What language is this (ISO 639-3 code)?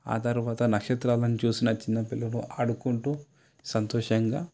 tel